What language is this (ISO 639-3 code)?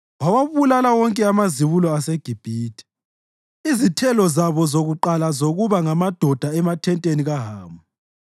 nde